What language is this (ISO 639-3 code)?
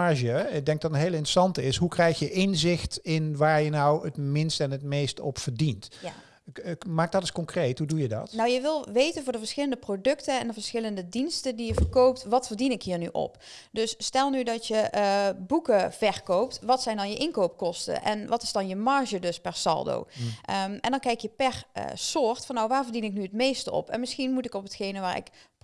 nld